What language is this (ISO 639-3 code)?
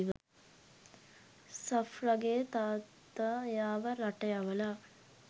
sin